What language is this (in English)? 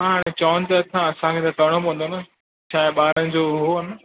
Sindhi